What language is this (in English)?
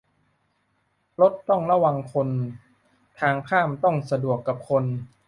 Thai